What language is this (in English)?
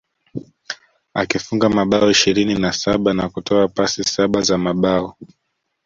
Swahili